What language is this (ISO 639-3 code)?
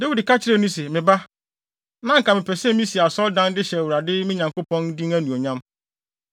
aka